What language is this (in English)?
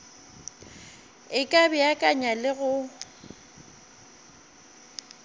Northern Sotho